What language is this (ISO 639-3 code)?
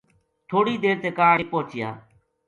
gju